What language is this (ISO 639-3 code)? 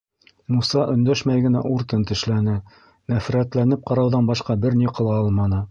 bak